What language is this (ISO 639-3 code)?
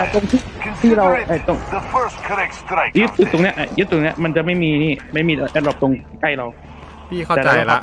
tha